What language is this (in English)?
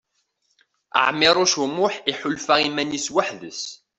Kabyle